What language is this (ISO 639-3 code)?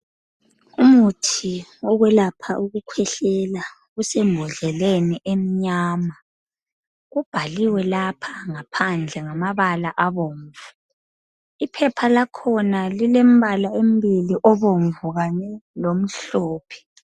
nde